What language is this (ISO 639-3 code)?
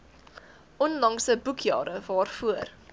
afr